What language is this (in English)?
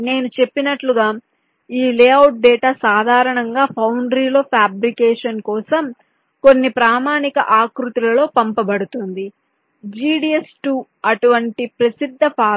Telugu